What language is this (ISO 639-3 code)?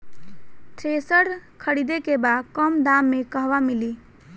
bho